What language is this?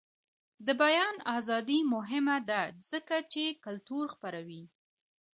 Pashto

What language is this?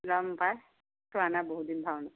Assamese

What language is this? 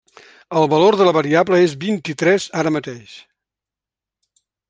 Catalan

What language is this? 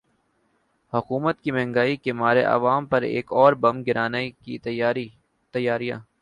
Urdu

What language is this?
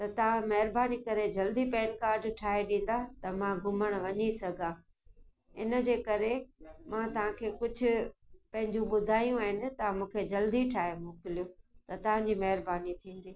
Sindhi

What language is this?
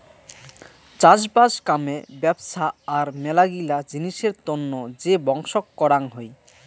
Bangla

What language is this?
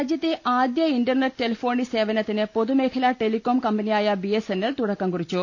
Malayalam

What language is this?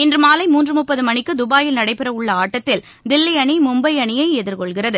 Tamil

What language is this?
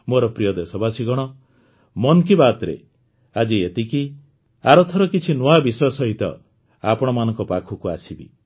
Odia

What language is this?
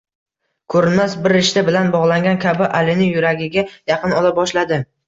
Uzbek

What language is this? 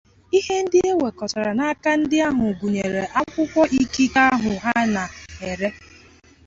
Igbo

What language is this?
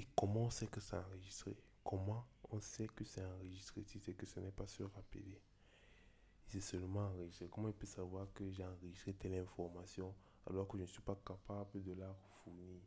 French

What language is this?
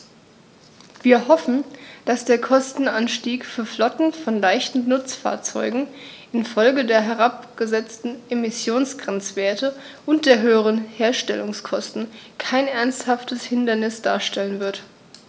German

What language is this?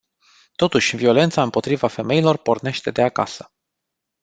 Romanian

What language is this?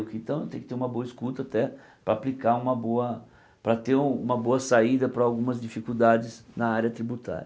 Portuguese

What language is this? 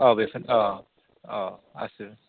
Bodo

